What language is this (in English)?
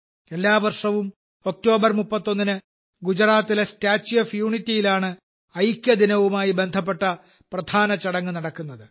Malayalam